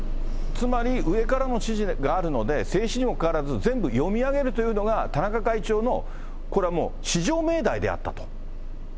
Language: Japanese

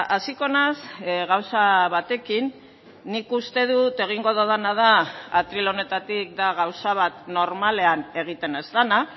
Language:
Basque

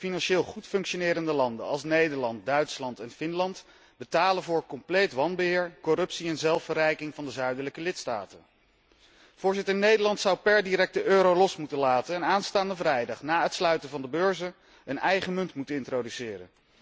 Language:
Dutch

